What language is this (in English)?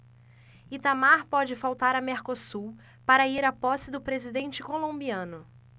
Portuguese